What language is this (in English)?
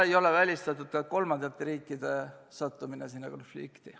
Estonian